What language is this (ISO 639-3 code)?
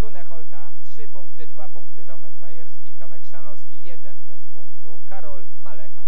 pol